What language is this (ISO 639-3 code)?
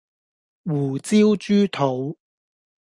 yue